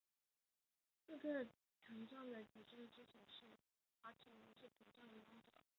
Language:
Chinese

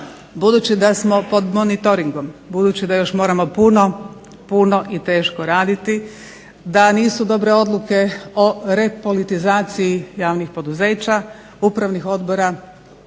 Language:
Croatian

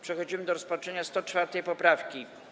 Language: Polish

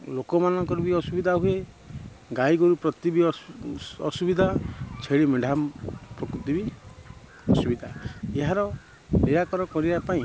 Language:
Odia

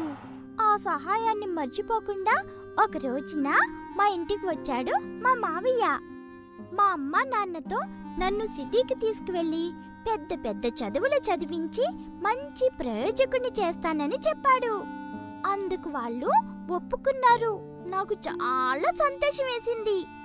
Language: Telugu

